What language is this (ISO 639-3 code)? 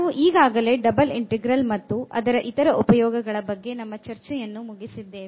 kan